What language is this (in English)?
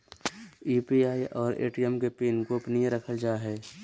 Magahi